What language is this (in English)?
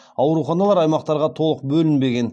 Kazakh